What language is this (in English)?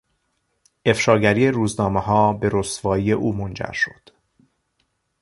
Persian